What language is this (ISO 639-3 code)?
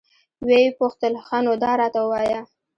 pus